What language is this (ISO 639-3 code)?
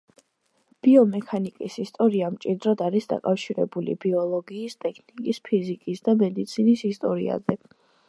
kat